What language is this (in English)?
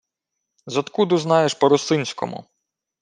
Ukrainian